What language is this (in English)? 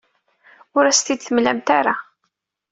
Kabyle